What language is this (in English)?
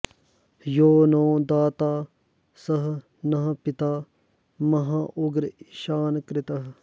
Sanskrit